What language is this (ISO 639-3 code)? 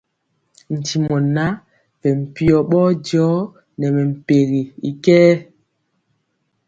mcx